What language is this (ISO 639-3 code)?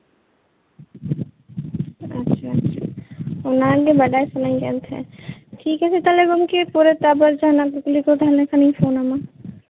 sat